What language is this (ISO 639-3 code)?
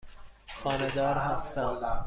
fas